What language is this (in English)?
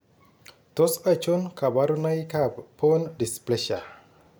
Kalenjin